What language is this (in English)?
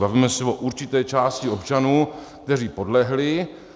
Czech